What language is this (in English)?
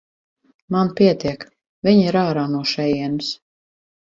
Latvian